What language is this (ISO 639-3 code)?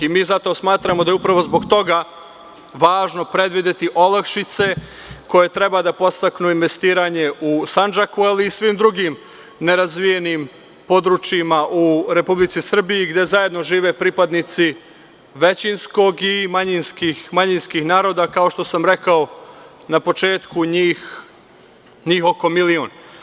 srp